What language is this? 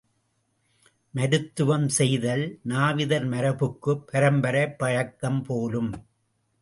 Tamil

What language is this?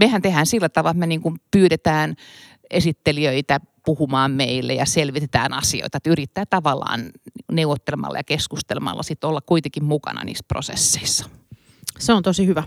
Finnish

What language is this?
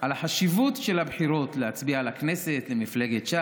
Hebrew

